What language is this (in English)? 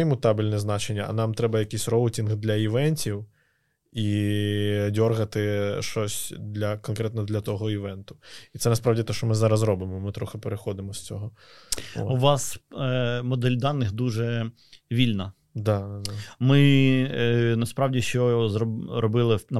Ukrainian